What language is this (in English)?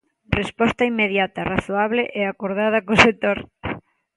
Galician